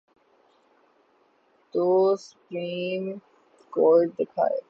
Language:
Urdu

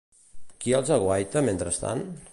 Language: Catalan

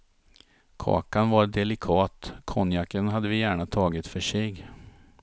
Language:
Swedish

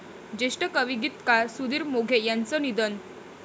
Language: Marathi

